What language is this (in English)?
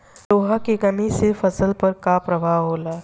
Bhojpuri